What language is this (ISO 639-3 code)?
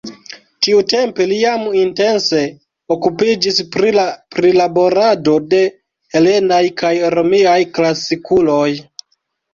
epo